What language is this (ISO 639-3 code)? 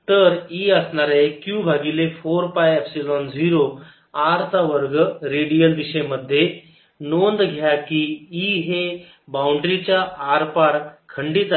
mar